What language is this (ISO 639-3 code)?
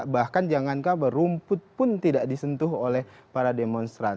ind